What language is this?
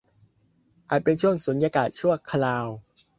Thai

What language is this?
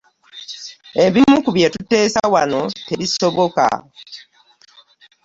Ganda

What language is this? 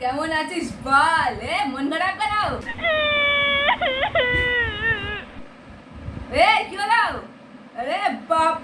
Bangla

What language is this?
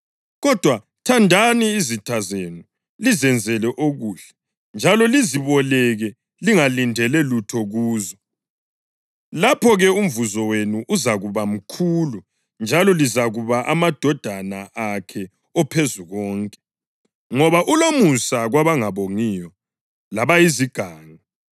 North Ndebele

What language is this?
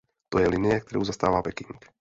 Czech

